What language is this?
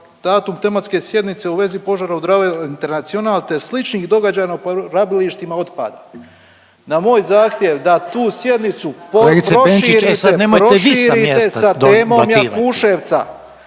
Croatian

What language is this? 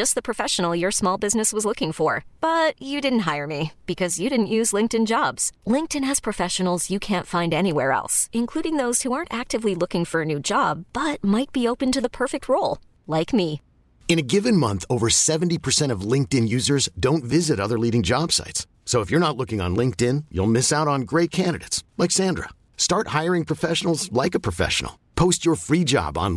Indonesian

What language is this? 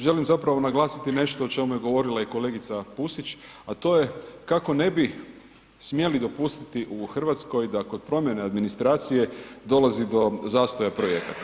Croatian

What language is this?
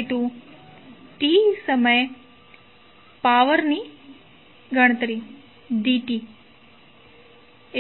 Gujarati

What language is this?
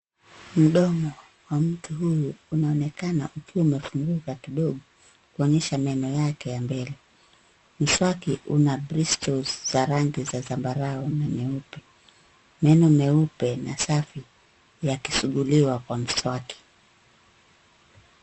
Swahili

